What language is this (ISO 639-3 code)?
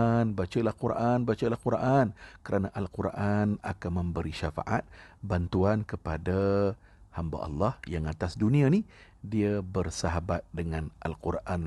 msa